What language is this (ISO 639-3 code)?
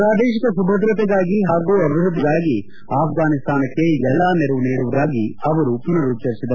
kan